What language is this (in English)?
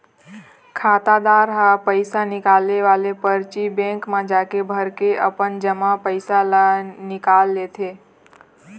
Chhattisgarhi